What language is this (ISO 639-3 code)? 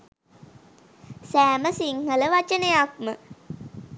sin